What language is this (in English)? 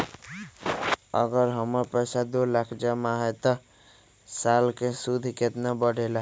Magahi